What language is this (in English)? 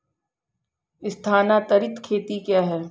Hindi